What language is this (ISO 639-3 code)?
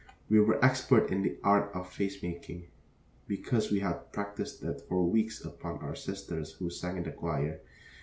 eng